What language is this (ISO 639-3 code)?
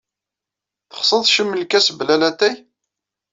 kab